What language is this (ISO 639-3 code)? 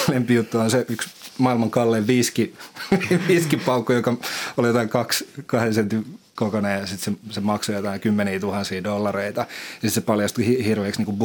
fin